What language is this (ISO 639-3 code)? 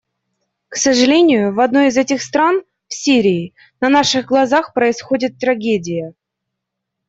rus